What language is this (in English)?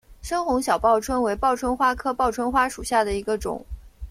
Chinese